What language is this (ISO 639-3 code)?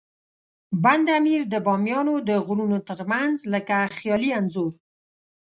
pus